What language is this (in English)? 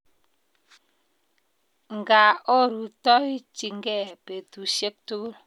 Kalenjin